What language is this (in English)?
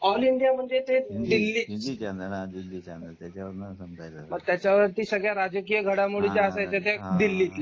Marathi